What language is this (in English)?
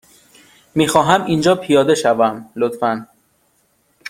Persian